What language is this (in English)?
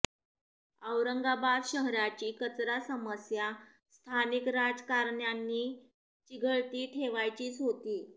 Marathi